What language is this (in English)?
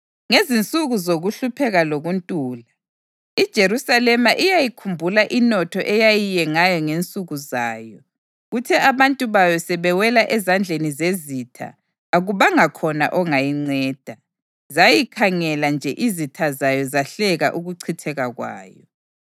North Ndebele